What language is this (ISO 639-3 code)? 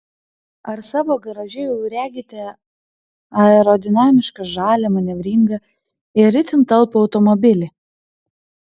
lit